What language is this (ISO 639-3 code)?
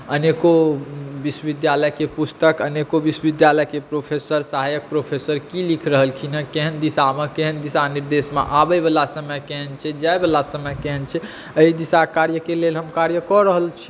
mai